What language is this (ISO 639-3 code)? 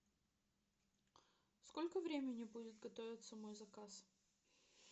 rus